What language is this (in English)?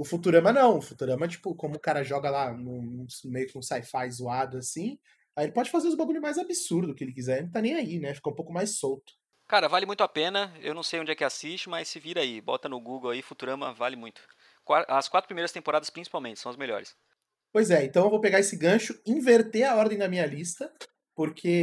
Portuguese